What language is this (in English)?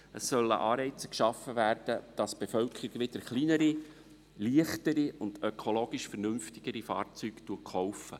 Swiss German